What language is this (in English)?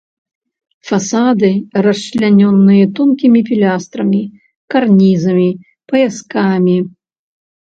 Belarusian